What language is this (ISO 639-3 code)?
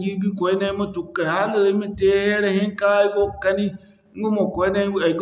dje